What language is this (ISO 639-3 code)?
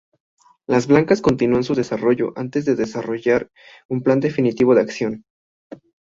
spa